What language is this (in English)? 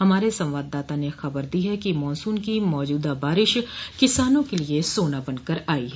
Hindi